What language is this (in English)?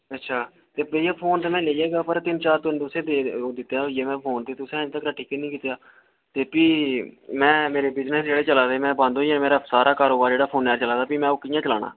Dogri